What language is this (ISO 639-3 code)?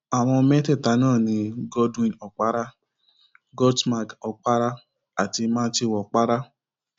yor